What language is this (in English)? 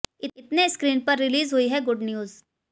Hindi